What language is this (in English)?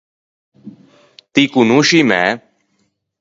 Ligurian